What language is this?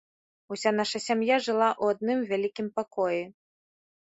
Belarusian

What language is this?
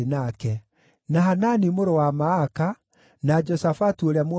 Kikuyu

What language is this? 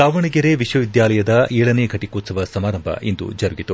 Kannada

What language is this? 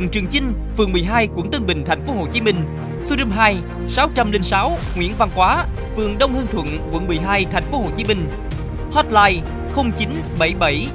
Vietnamese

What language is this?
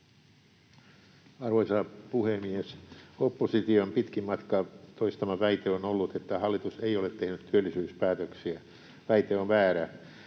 Finnish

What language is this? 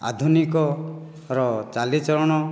Odia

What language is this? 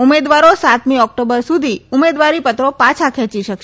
Gujarati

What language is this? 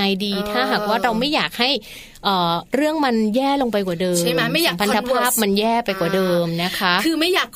Thai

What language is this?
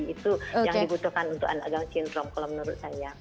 Indonesian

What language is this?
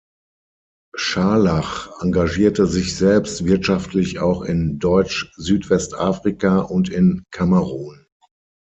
German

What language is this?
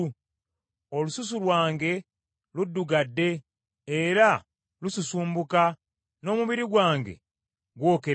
Ganda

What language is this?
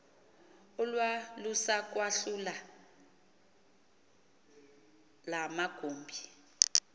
Xhosa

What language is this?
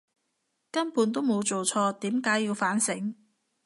Cantonese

